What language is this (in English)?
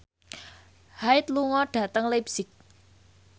Javanese